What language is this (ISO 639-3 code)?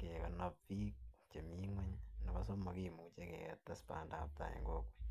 kln